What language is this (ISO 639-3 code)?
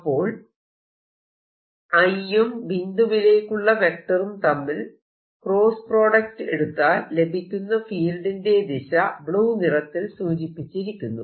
mal